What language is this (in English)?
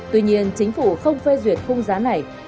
Vietnamese